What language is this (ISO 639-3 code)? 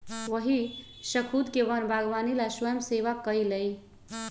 mag